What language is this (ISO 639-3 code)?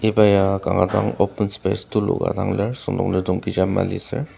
njo